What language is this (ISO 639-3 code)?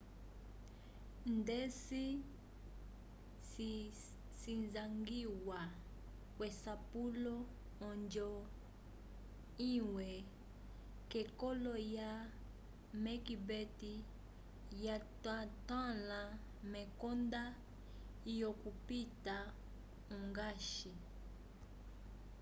umb